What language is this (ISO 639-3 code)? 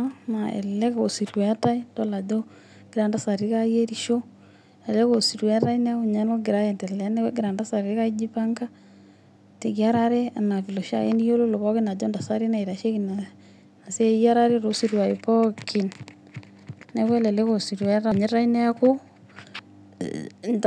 mas